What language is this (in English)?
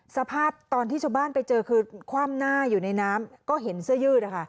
Thai